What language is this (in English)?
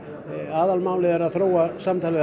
Icelandic